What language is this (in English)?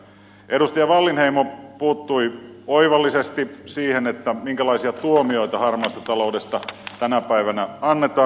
Finnish